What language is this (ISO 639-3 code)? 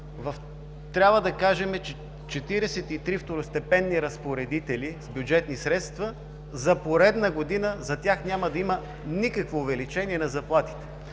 bul